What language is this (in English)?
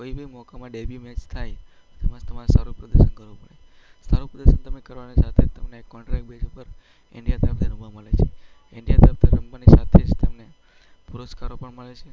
Gujarati